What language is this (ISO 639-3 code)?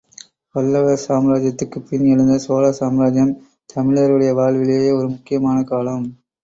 tam